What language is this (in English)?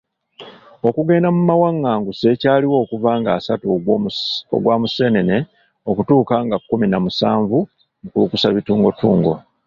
Ganda